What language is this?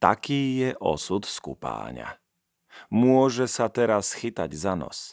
Slovak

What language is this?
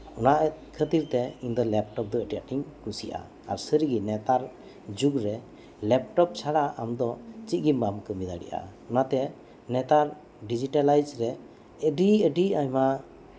Santali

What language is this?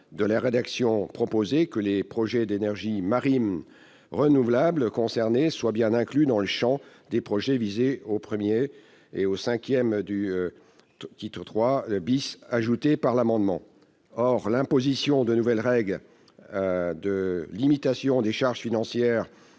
French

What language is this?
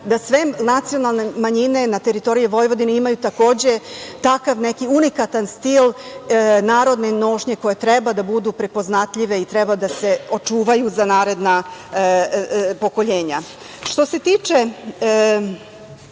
Serbian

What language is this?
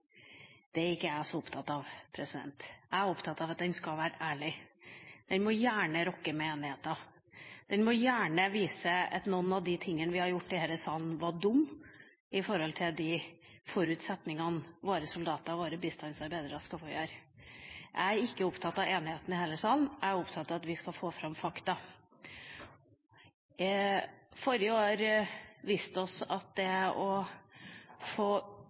Norwegian Bokmål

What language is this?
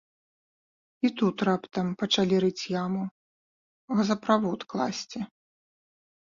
Belarusian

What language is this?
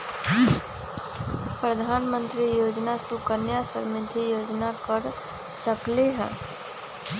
Magahi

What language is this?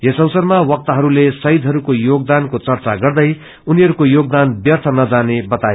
Nepali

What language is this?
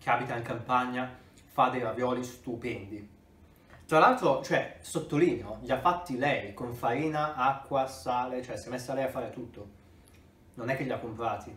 Italian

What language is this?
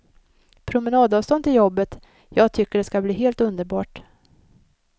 Swedish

